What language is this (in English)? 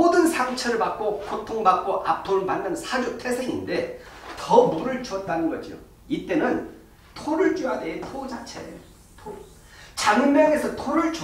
Korean